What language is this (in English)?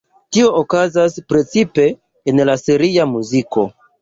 Esperanto